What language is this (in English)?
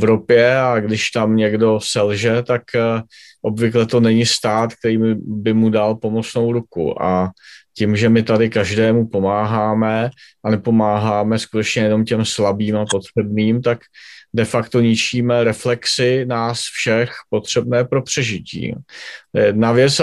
Czech